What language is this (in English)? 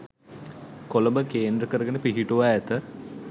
Sinhala